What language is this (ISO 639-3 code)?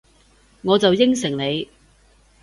yue